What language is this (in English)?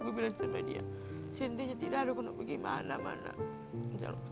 Indonesian